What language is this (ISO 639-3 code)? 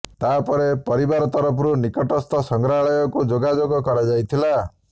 ori